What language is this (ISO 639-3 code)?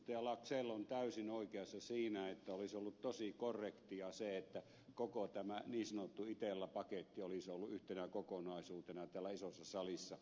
fin